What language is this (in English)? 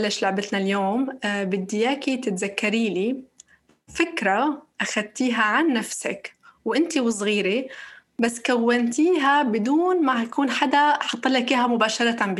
Arabic